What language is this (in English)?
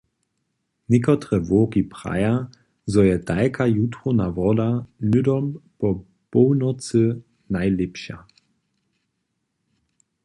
Upper Sorbian